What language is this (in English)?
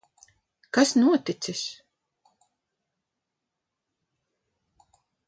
Latvian